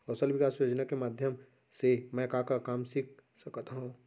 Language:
Chhattisgarhi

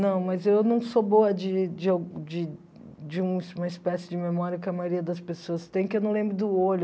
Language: Portuguese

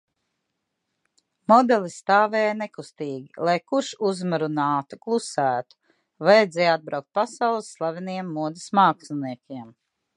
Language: Latvian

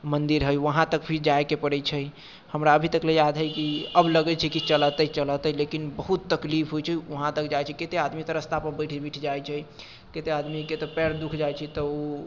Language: Maithili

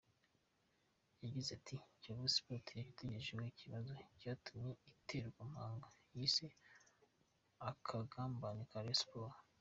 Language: Kinyarwanda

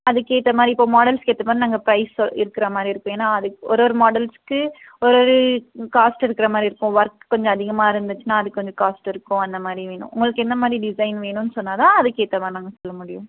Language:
Tamil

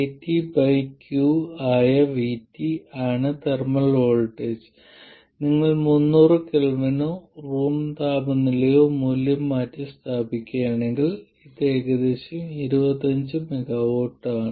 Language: Malayalam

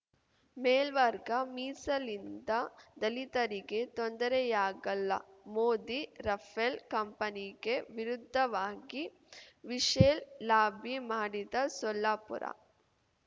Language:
Kannada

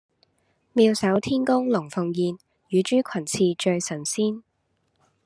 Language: Cantonese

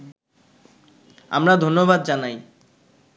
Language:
Bangla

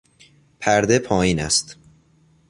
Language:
Persian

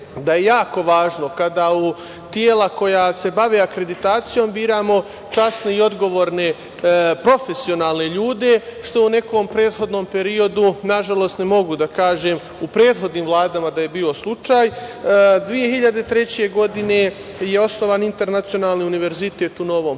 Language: Serbian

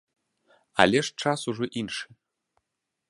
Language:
Belarusian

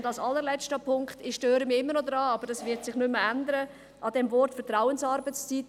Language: Swiss German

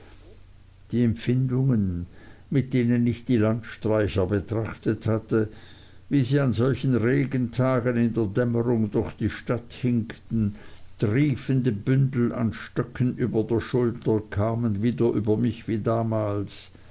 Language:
German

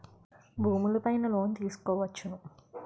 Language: Telugu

